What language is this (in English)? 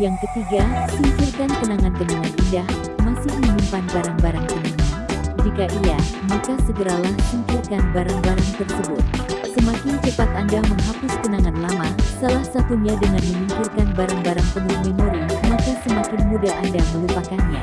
Indonesian